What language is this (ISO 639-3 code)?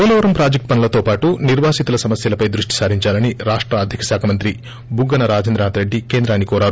tel